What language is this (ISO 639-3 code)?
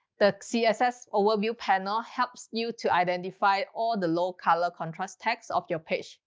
eng